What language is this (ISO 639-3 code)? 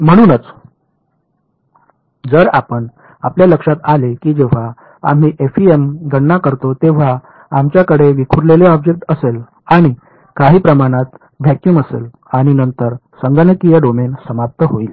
mar